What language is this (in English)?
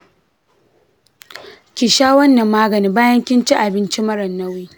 Hausa